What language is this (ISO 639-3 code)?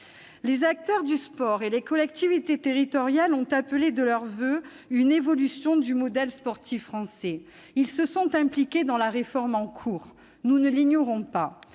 fra